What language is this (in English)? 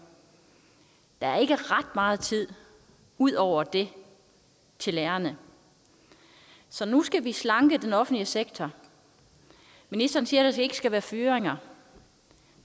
Danish